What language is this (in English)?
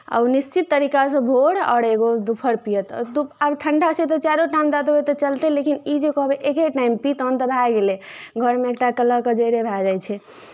Maithili